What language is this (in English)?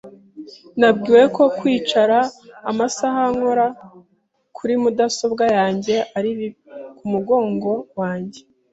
Kinyarwanda